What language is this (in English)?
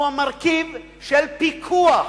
Hebrew